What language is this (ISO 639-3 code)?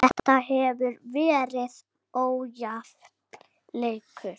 isl